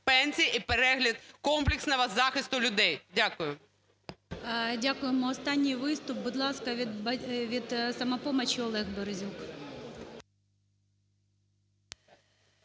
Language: Ukrainian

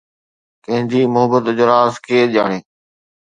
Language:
Sindhi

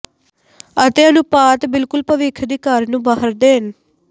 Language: Punjabi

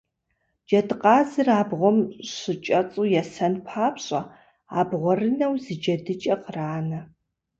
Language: Kabardian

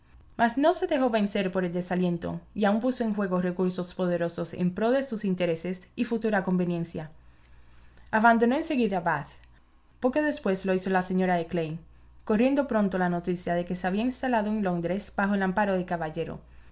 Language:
Spanish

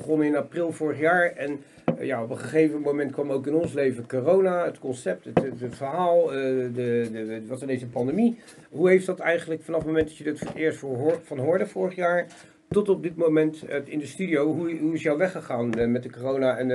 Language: Dutch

